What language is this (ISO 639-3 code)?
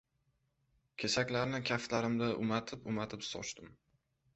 uzb